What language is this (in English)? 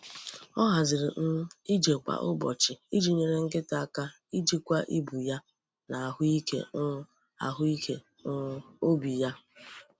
Igbo